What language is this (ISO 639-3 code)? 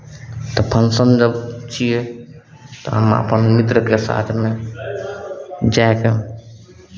mai